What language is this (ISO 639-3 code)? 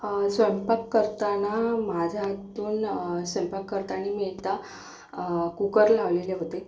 mar